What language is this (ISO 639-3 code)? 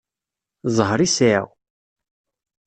kab